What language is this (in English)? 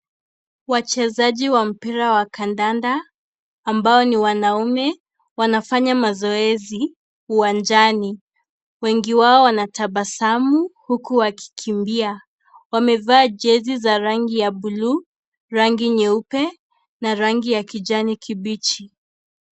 Swahili